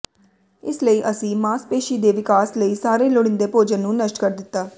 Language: Punjabi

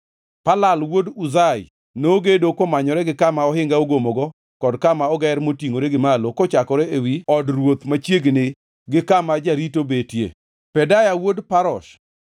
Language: Luo (Kenya and Tanzania)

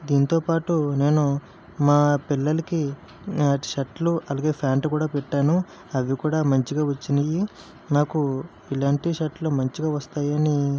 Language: Telugu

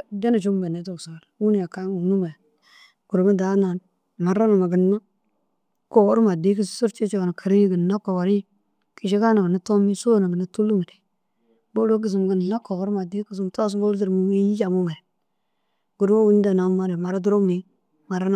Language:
Dazaga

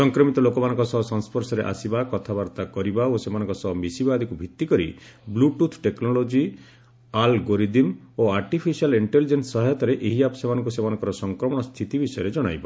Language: Odia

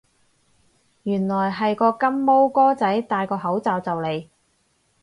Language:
Cantonese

